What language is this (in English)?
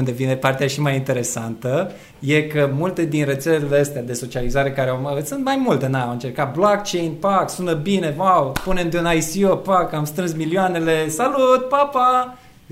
Romanian